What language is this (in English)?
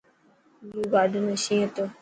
Dhatki